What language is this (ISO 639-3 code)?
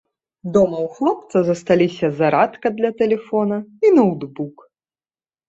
bel